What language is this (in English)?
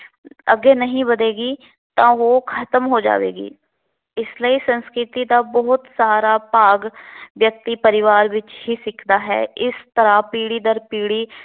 Punjabi